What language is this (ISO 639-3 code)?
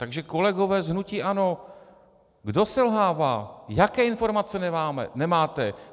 ces